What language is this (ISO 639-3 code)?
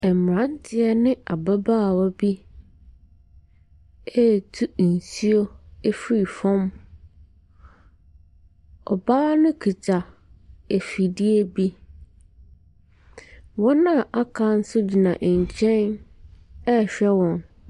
aka